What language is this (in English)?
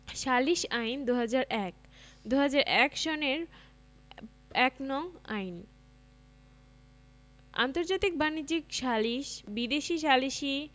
Bangla